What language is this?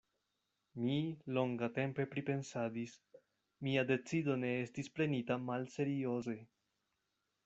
Esperanto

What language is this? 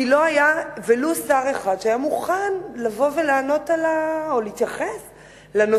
Hebrew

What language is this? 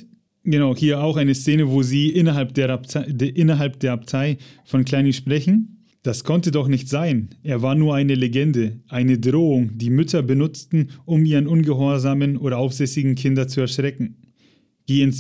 German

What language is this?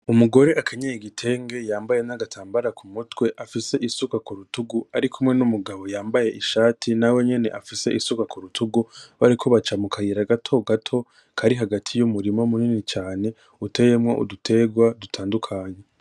Rundi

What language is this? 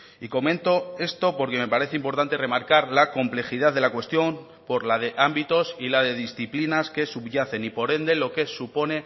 Spanish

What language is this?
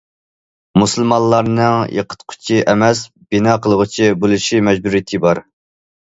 Uyghur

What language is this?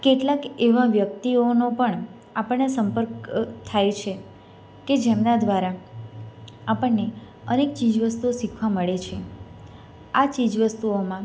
Gujarati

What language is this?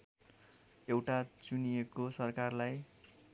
Nepali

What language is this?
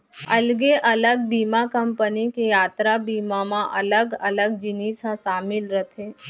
Chhattisgarhi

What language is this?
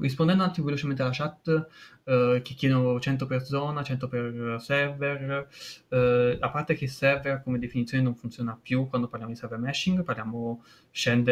Italian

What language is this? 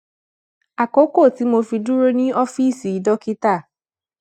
Yoruba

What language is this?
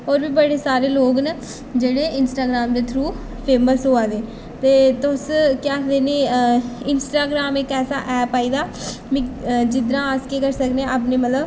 Dogri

